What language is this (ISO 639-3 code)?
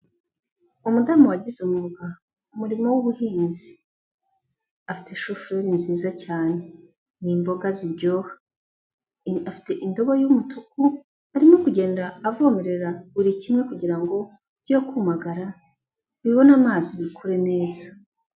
kin